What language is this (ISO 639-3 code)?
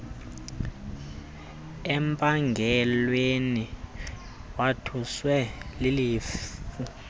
xho